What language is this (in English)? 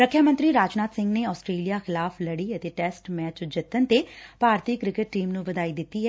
Punjabi